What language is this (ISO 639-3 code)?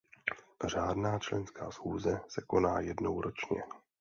ces